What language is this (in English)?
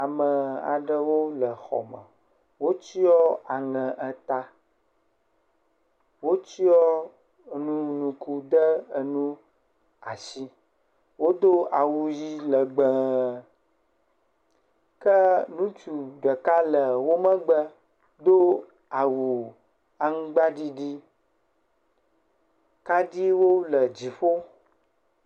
Ewe